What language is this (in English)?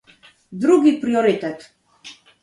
Polish